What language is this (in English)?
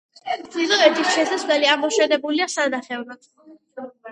Georgian